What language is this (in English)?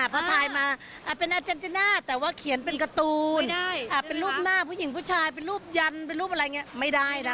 Thai